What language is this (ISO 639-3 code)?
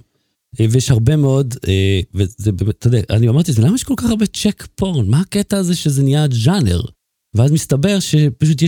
heb